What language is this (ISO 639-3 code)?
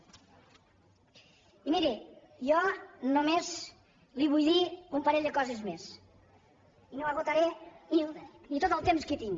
cat